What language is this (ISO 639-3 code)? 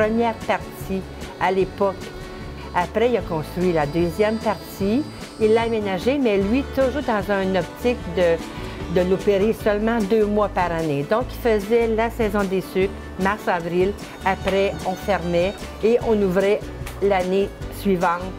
fra